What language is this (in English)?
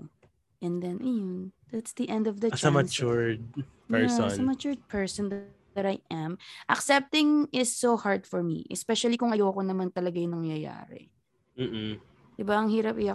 Filipino